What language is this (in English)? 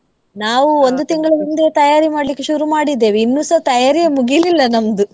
Kannada